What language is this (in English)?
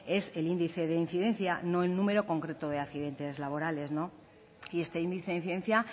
Spanish